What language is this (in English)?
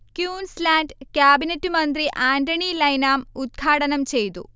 Malayalam